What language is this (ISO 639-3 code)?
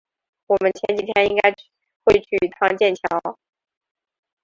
zho